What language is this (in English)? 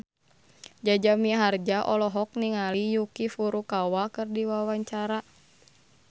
Sundanese